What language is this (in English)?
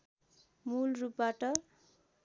Nepali